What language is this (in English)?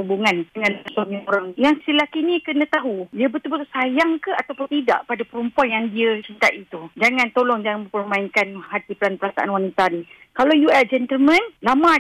Malay